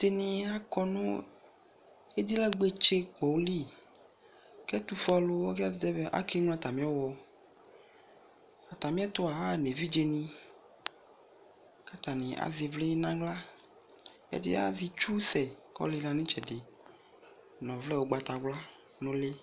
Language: Ikposo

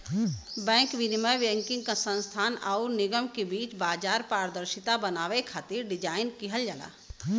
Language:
Bhojpuri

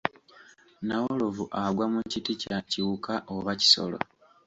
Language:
Ganda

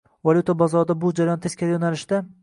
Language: Uzbek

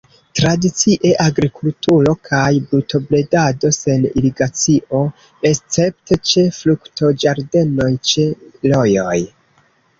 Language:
Esperanto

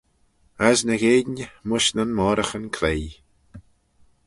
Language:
Manx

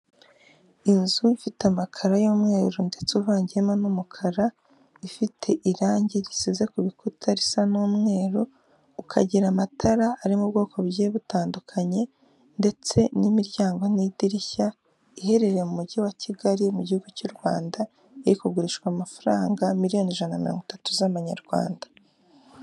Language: Kinyarwanda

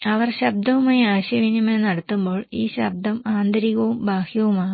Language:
Malayalam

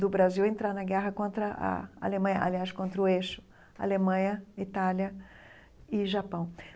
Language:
Portuguese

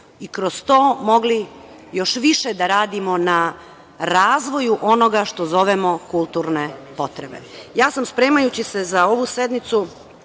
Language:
Serbian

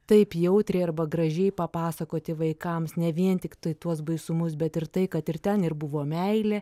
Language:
Lithuanian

